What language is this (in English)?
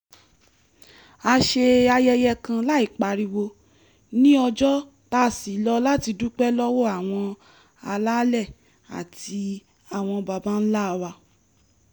Yoruba